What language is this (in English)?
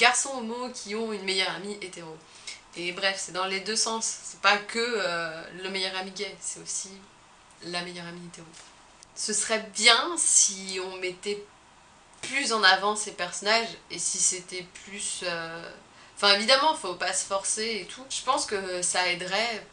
French